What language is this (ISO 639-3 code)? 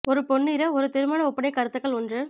tam